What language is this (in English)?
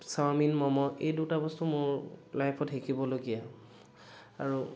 Assamese